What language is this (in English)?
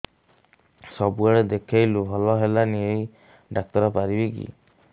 Odia